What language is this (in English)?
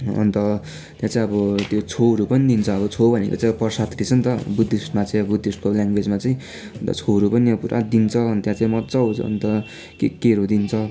Nepali